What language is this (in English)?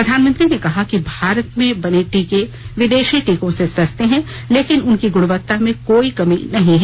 Hindi